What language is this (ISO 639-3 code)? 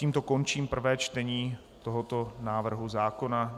ces